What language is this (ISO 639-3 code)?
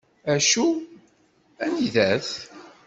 kab